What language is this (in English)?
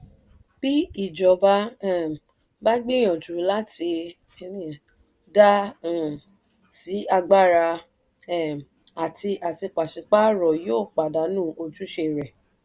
Yoruba